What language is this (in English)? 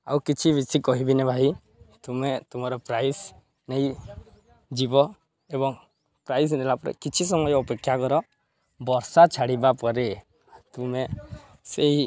Odia